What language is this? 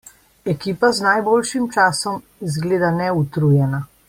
Slovenian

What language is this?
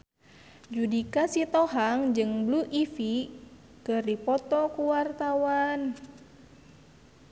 Sundanese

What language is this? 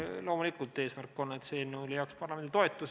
Estonian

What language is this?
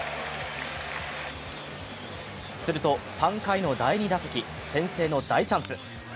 Japanese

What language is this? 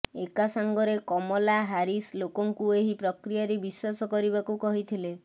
Odia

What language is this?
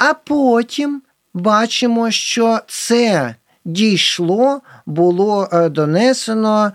Ukrainian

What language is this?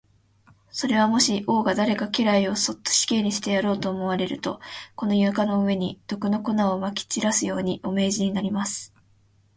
Japanese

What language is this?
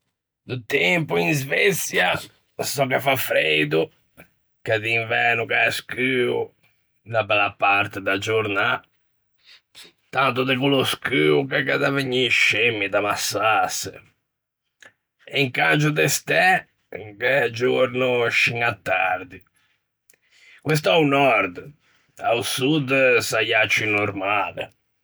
Ligurian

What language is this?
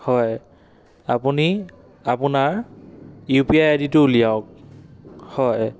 Assamese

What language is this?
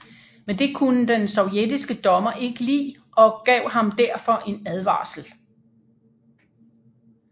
Danish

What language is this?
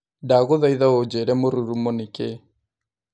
Kikuyu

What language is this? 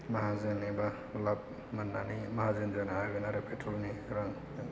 Bodo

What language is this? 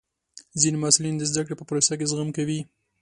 Pashto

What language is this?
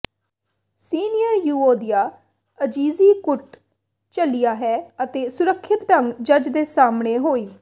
Punjabi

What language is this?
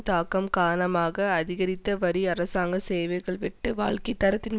Tamil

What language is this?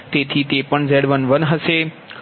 Gujarati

